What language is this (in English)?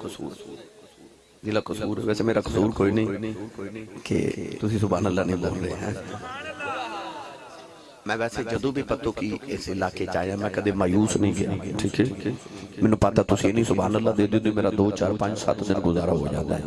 Punjabi